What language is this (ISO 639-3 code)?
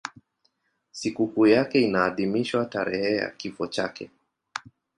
swa